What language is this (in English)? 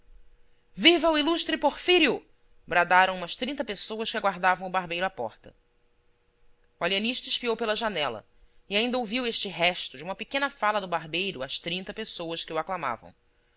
Portuguese